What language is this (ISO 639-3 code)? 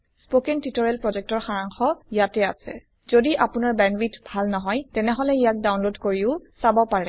asm